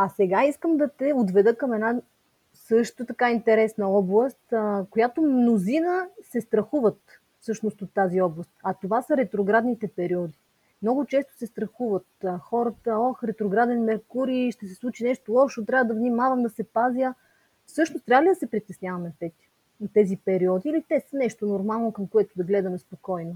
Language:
Bulgarian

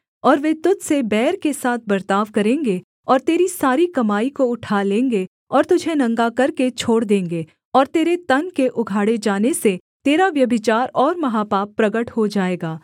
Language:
Hindi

